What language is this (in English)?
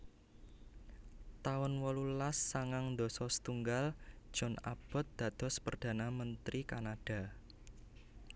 Javanese